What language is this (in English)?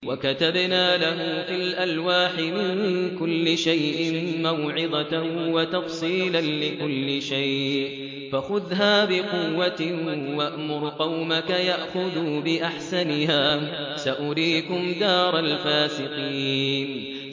Arabic